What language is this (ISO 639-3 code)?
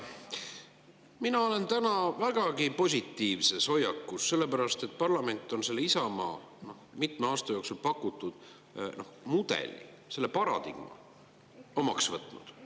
est